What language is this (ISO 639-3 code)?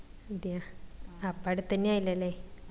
mal